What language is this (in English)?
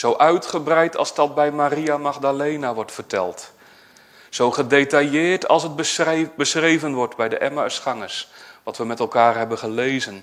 Dutch